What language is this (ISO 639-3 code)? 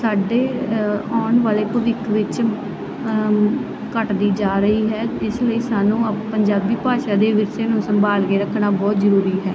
pan